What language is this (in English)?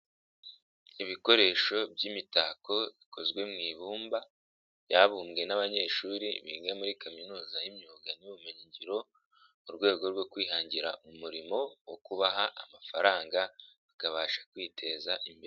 Kinyarwanda